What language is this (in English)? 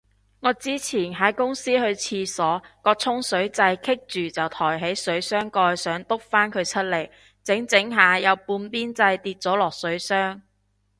Cantonese